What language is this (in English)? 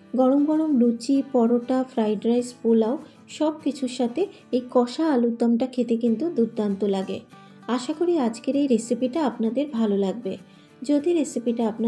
Bangla